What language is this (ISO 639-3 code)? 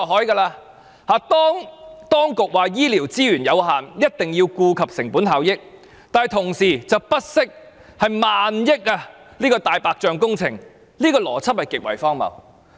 yue